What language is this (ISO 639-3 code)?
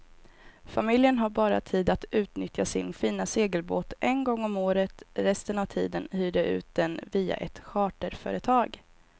swe